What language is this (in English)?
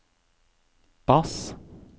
Norwegian